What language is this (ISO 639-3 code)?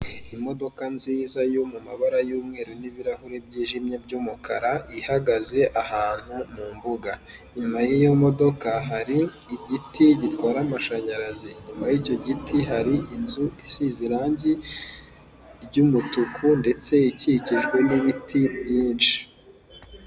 kin